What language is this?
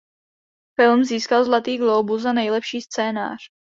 Czech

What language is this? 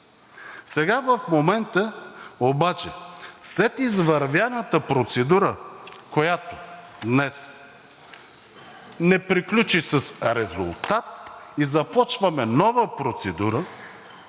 Bulgarian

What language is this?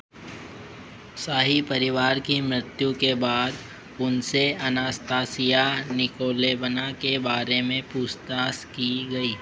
Hindi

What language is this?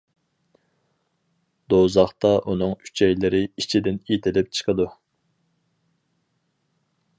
Uyghur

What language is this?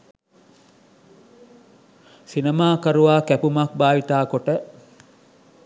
Sinhala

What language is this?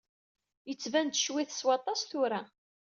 Kabyle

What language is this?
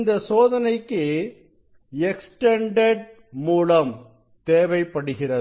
Tamil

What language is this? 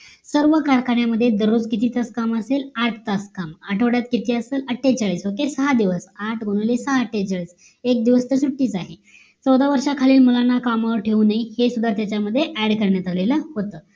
Marathi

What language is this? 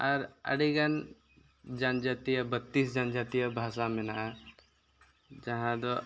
Santali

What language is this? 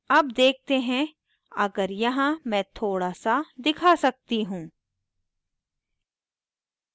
Hindi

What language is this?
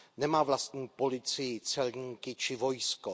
Czech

